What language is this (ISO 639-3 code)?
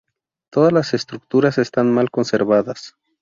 spa